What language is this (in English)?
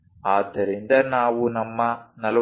Kannada